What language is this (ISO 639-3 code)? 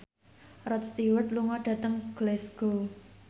jav